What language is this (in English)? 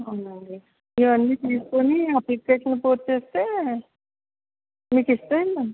Telugu